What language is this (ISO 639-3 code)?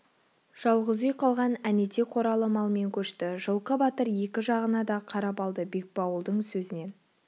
kaz